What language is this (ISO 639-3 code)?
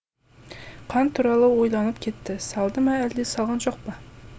kaz